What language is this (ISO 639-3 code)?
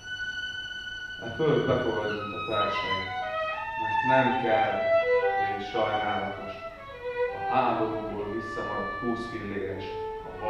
hun